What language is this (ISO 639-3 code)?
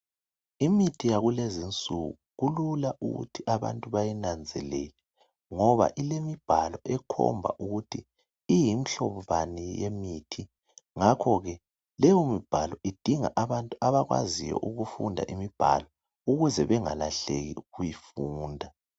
nde